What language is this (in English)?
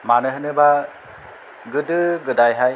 Bodo